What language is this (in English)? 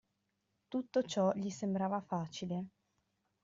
Italian